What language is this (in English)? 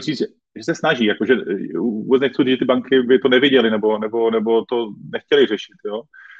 Czech